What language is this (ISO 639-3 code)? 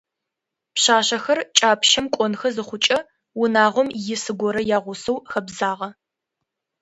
ady